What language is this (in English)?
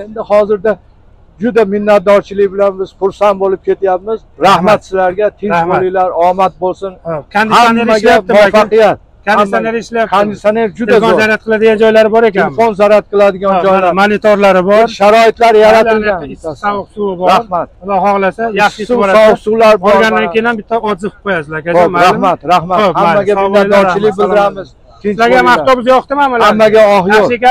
Turkish